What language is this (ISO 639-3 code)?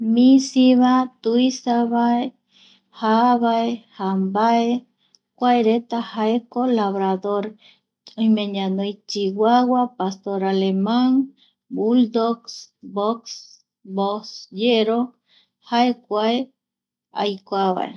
gui